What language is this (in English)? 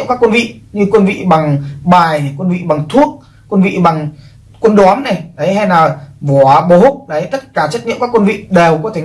Vietnamese